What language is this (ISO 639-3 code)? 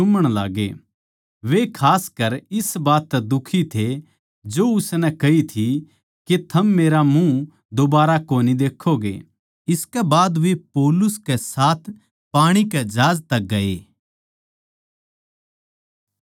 bgc